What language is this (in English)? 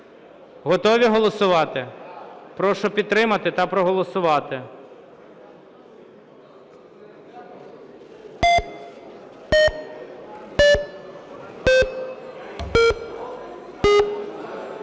Ukrainian